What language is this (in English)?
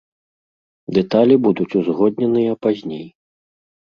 Belarusian